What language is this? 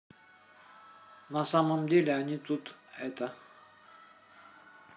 Russian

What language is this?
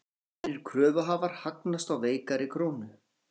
Icelandic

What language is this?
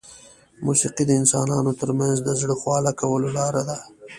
Pashto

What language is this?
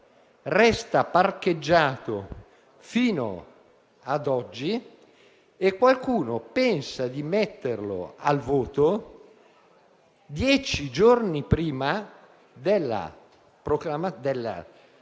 Italian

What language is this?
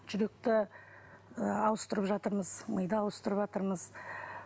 Kazakh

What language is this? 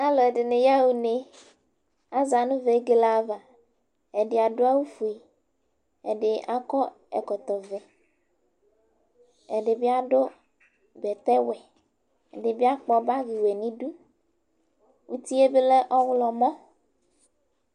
Ikposo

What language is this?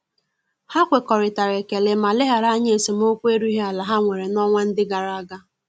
Igbo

